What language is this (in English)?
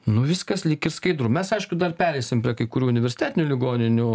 Lithuanian